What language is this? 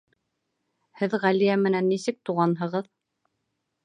Bashkir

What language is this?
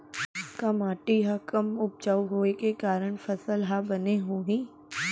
Chhattisgarhi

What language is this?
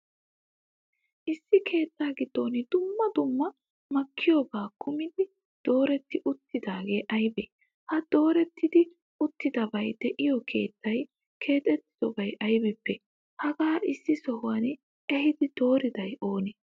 Wolaytta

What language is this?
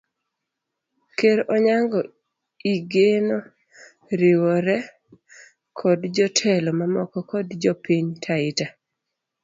Luo (Kenya and Tanzania)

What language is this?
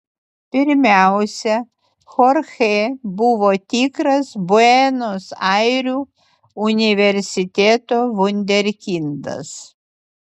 Lithuanian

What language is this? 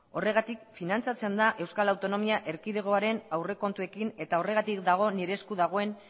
Basque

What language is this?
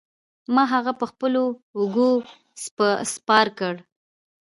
Pashto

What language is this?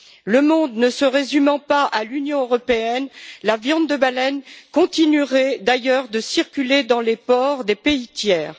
French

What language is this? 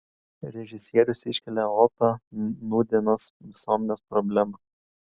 Lithuanian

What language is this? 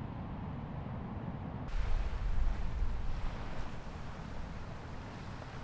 Japanese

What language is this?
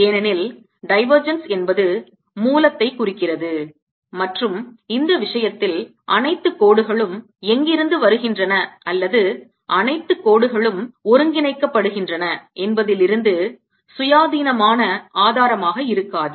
Tamil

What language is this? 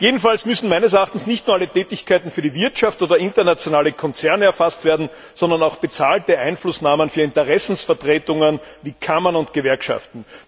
German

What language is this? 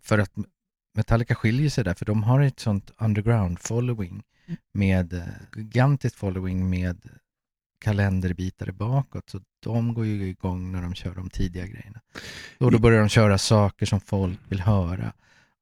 Swedish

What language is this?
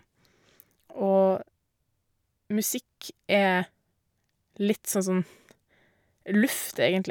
Norwegian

